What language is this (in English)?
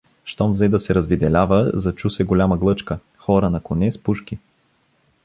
Bulgarian